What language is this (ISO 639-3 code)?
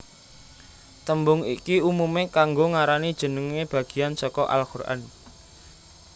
jav